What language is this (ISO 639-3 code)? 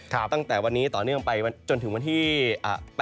tha